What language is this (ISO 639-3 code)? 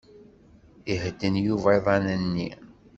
kab